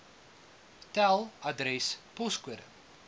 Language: Afrikaans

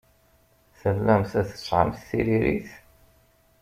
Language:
Kabyle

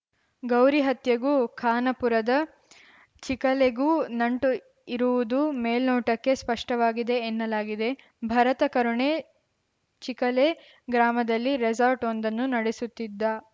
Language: Kannada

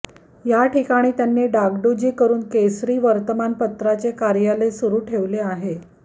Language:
Marathi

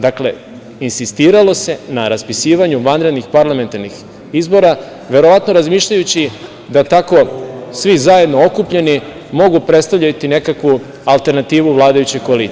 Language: Serbian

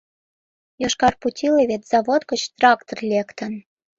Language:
Mari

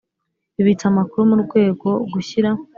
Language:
Kinyarwanda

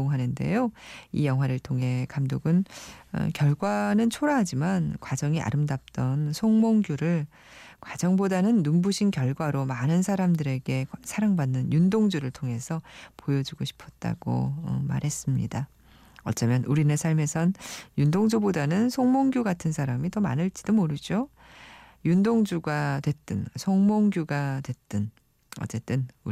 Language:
Korean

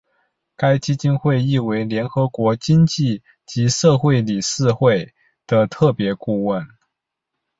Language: Chinese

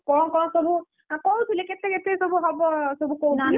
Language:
Odia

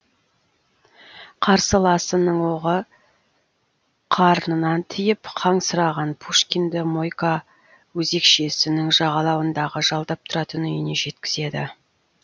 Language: Kazakh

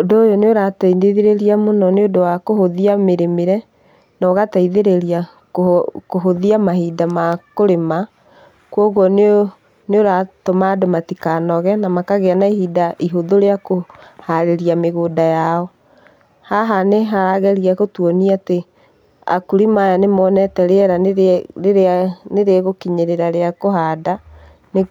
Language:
Kikuyu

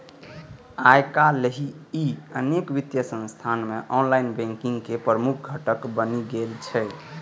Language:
Maithili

